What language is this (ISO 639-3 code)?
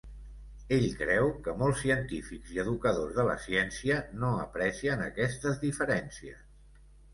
cat